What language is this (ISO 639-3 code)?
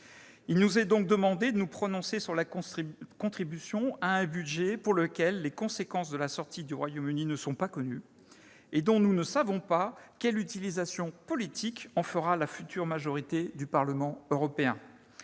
fra